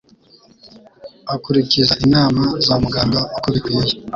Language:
Kinyarwanda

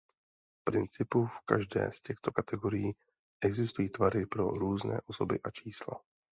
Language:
Czech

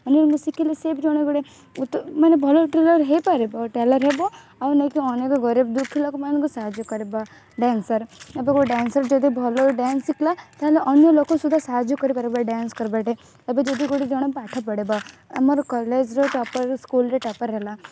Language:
Odia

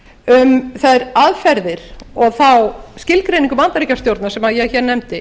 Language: Icelandic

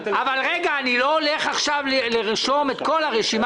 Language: Hebrew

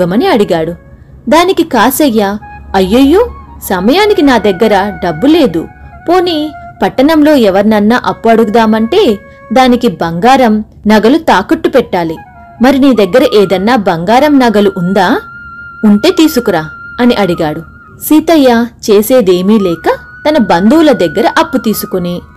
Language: Telugu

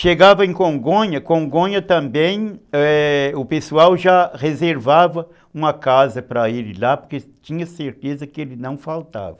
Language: Portuguese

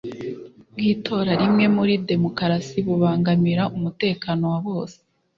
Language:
Kinyarwanda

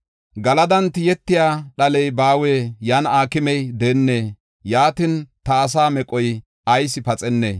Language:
Gofa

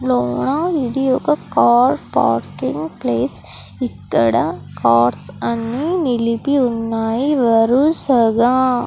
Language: Telugu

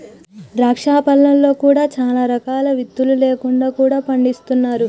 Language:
Telugu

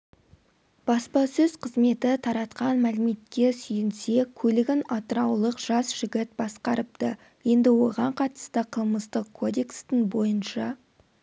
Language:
Kazakh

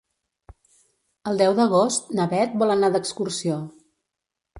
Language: Catalan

